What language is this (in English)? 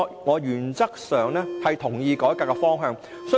Cantonese